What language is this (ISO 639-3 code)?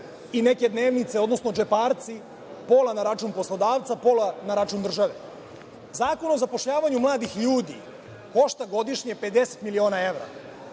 srp